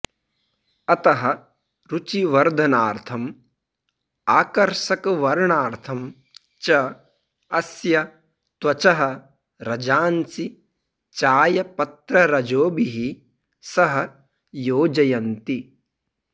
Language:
Sanskrit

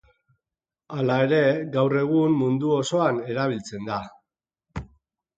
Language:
Basque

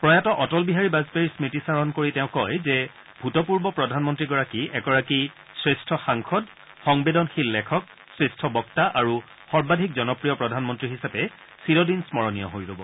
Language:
Assamese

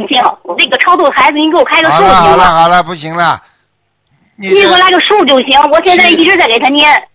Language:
Chinese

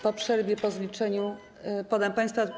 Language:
Polish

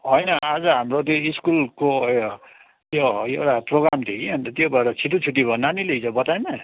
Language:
Nepali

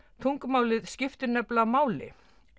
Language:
Icelandic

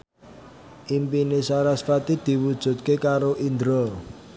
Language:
Javanese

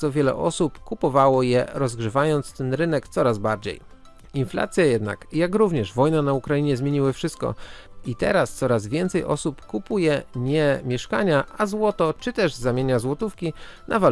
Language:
Polish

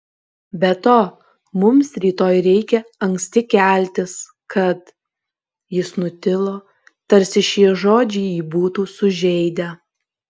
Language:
Lithuanian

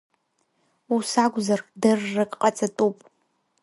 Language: Abkhazian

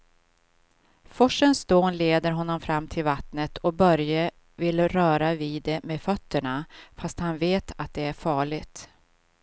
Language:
Swedish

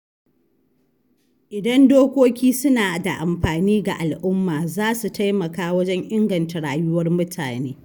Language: Hausa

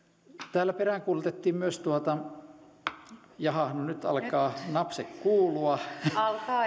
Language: Finnish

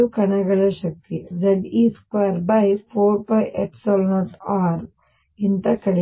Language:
Kannada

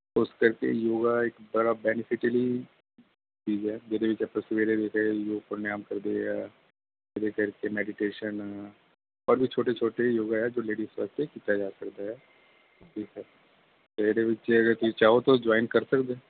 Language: Punjabi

